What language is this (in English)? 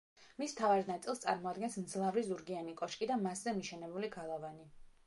Georgian